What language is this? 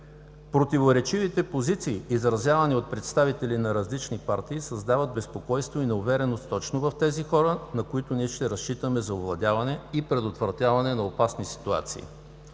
Bulgarian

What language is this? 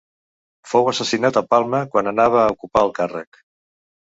Catalan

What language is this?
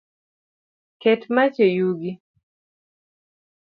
Luo (Kenya and Tanzania)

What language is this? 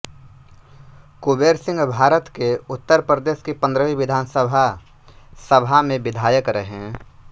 Hindi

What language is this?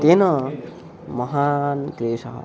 Sanskrit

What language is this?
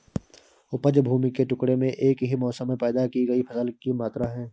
Hindi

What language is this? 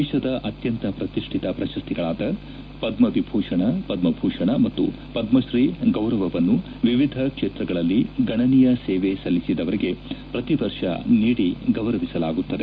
Kannada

